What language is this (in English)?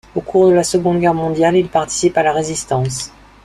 French